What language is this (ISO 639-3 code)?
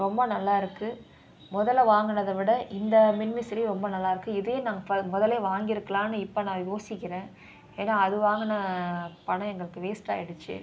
tam